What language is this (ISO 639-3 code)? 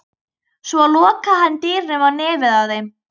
isl